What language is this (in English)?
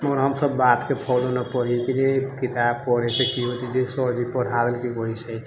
Maithili